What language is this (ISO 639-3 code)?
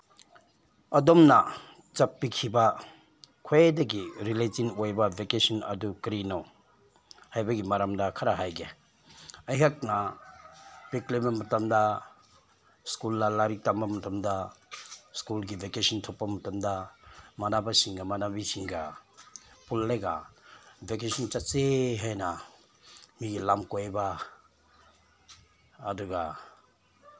mni